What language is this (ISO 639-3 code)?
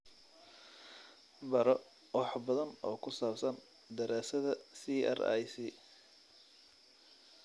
som